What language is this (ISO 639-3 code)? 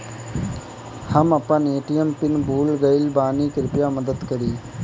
bho